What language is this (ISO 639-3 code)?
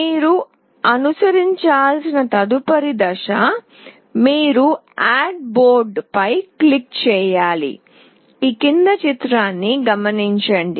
tel